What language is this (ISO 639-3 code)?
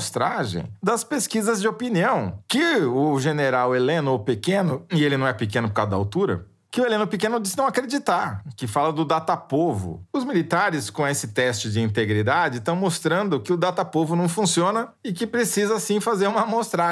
por